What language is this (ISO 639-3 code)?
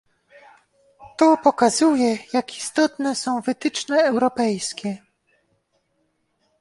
pol